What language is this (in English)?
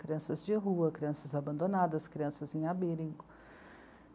Portuguese